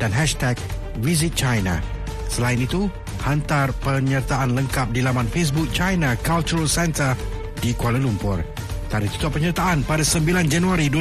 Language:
Malay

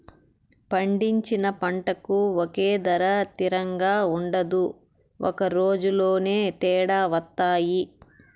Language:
Telugu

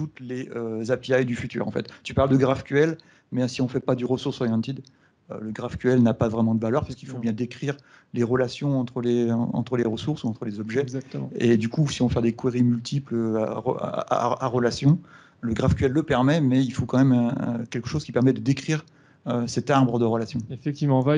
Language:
French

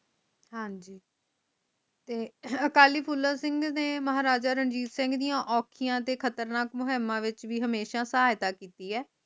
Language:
Punjabi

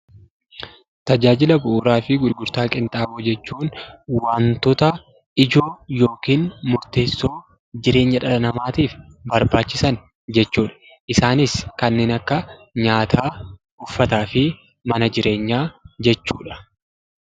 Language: Oromo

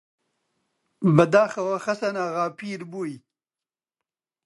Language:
Central Kurdish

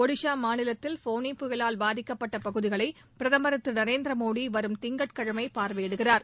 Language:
Tamil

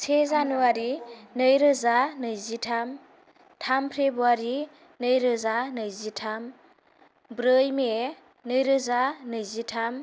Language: Bodo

